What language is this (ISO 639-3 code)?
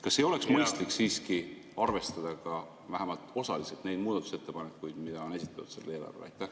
est